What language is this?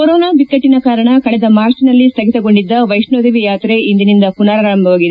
Kannada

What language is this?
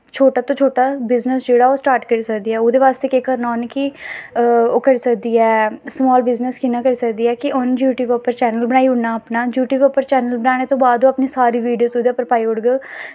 Dogri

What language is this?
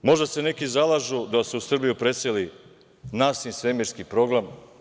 Serbian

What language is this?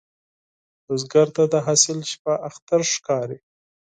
Pashto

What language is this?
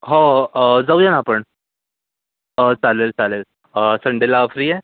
Marathi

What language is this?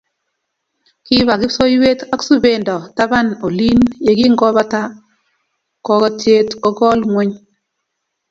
Kalenjin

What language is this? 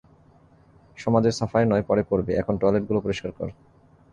Bangla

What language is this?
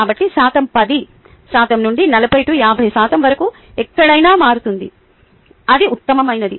Telugu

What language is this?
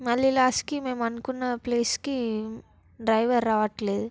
Telugu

